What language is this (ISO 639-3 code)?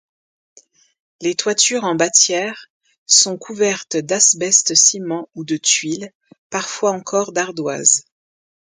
fra